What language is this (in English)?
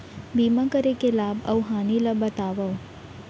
Chhattisgarhi